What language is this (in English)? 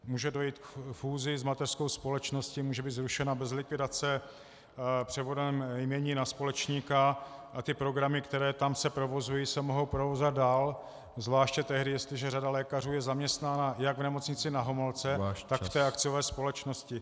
Czech